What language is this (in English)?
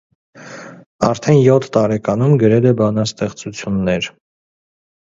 Armenian